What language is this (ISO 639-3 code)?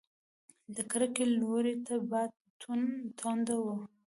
pus